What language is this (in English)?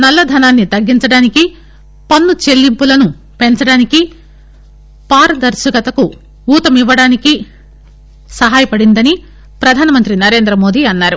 Telugu